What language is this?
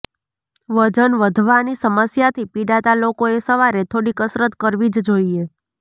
Gujarati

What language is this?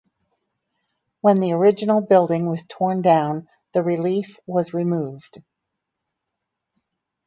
English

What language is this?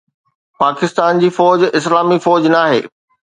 Sindhi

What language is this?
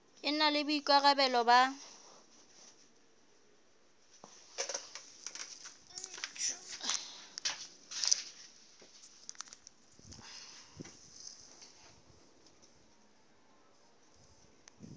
Southern Sotho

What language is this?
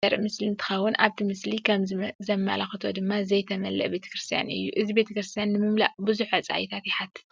Tigrinya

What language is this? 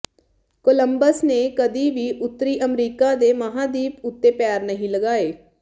Punjabi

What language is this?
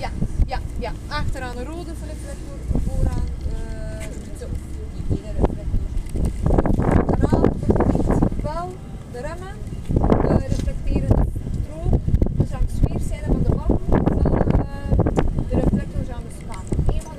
Dutch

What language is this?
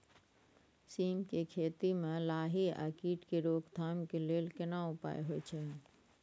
Maithili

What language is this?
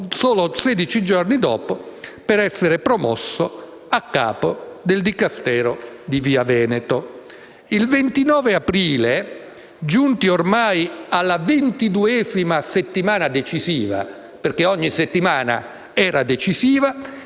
Italian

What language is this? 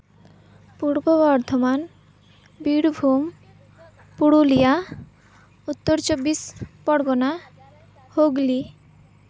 Santali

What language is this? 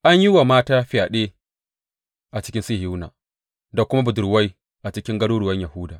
Hausa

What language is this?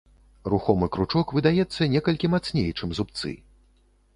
Belarusian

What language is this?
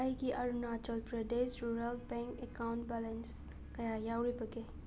Manipuri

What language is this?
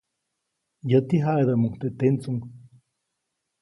Copainalá Zoque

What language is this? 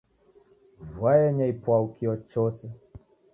Taita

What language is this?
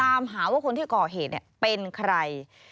Thai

